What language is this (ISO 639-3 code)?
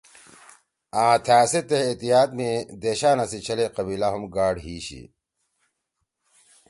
trw